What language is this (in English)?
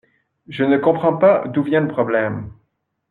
French